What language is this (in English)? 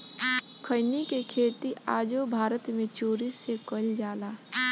Bhojpuri